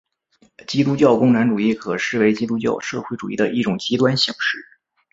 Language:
Chinese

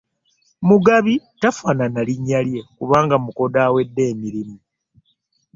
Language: Ganda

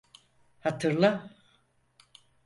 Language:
Turkish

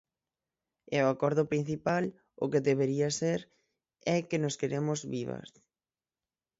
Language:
Galician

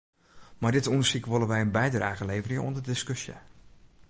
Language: Western Frisian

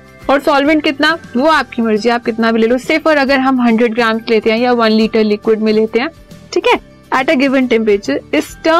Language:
Hindi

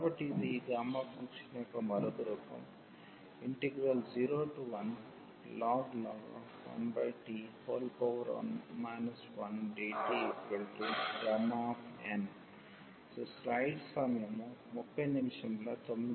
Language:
Telugu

